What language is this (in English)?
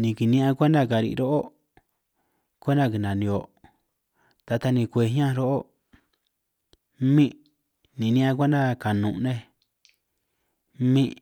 San Martín Itunyoso Triqui